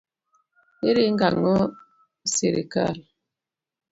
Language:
Luo (Kenya and Tanzania)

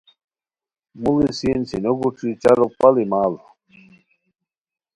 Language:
Khowar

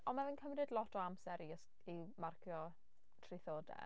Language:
Welsh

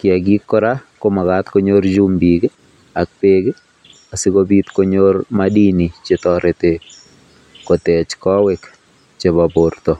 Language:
Kalenjin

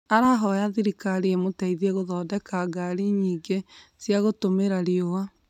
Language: Kikuyu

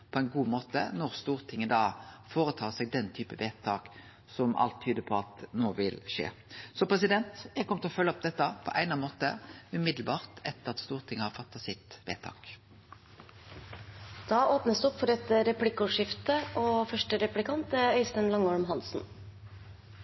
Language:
Norwegian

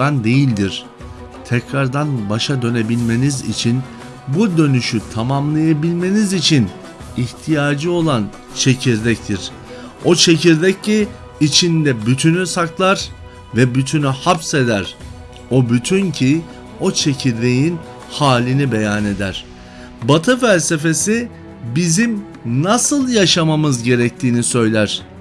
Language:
Turkish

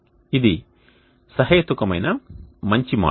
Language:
Telugu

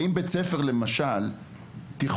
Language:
Hebrew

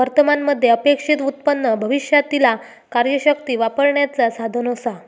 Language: Marathi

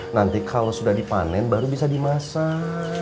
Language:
Indonesian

